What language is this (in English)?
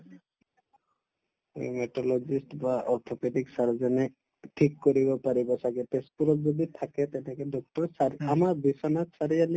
Assamese